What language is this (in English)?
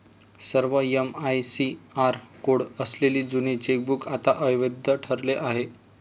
Marathi